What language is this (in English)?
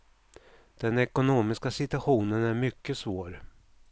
Swedish